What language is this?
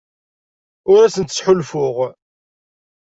Kabyle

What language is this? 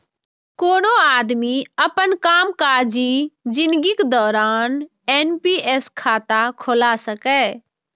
Maithili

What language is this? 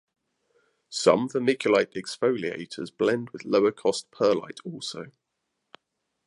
English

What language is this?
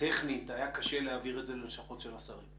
Hebrew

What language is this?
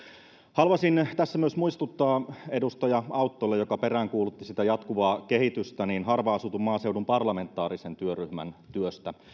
Finnish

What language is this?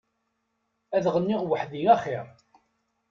Kabyle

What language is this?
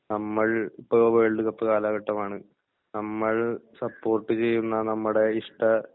Malayalam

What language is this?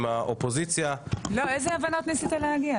Hebrew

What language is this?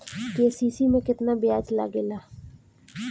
Bhojpuri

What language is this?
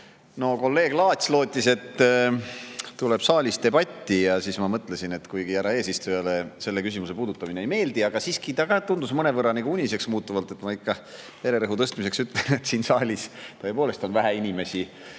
Estonian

